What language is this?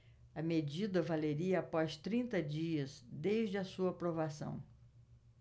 Portuguese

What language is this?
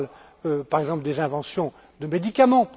French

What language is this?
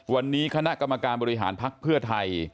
Thai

